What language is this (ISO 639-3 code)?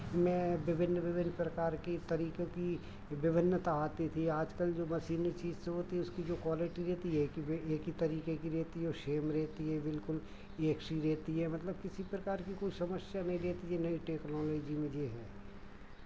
hin